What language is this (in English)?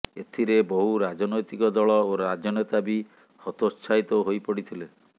Odia